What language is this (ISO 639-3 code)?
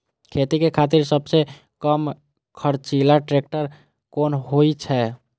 mai